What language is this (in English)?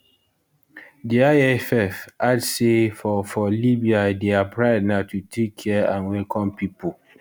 Nigerian Pidgin